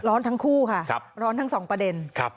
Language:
Thai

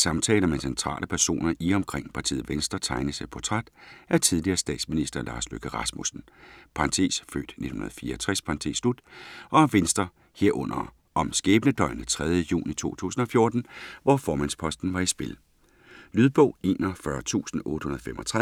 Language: Danish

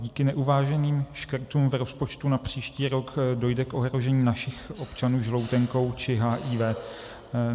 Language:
Czech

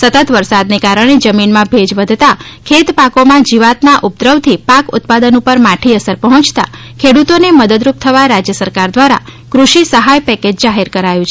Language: Gujarati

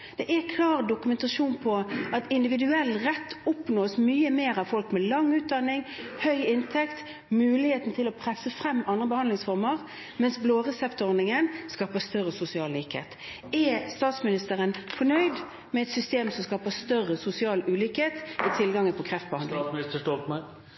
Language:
Norwegian Bokmål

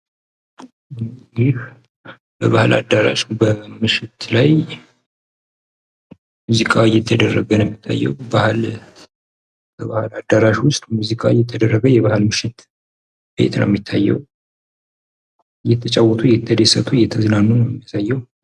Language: Amharic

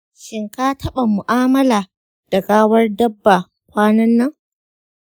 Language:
Hausa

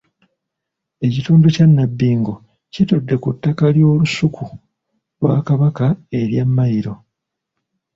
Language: Ganda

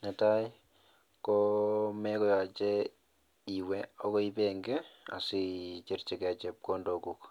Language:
Kalenjin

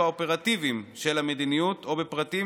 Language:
Hebrew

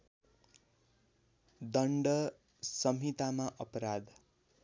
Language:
Nepali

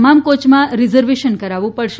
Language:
Gujarati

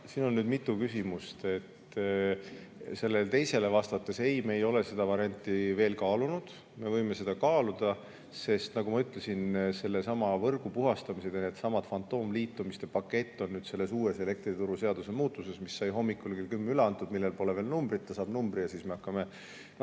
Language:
Estonian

